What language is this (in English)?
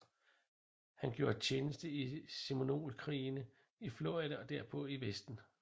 Danish